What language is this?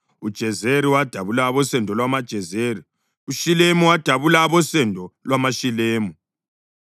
North Ndebele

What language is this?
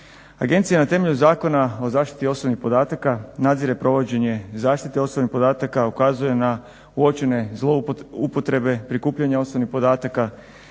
Croatian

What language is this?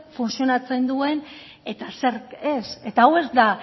Basque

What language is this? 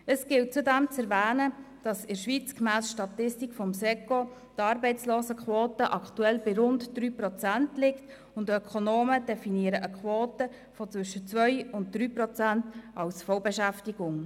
Swiss German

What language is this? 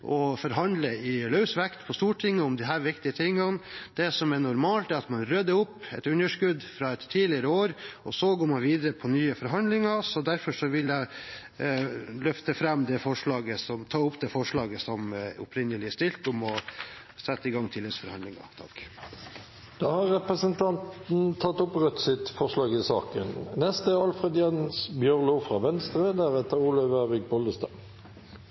Norwegian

